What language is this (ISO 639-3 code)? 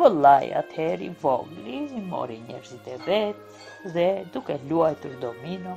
ron